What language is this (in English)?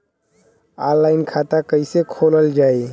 Bhojpuri